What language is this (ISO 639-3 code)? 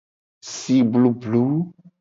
gej